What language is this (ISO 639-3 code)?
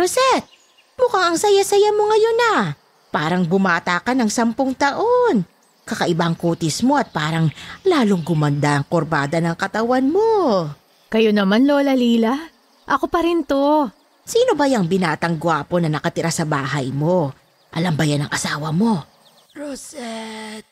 fil